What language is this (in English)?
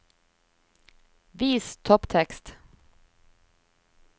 Norwegian